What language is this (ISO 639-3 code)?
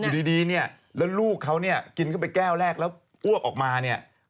tha